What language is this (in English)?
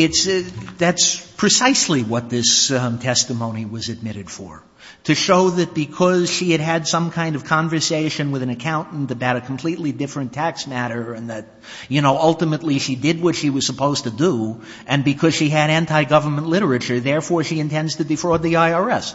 English